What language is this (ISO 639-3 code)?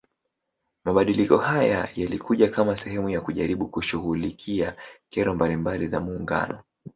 swa